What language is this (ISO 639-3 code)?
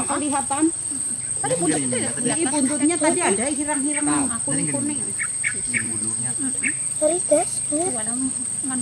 ind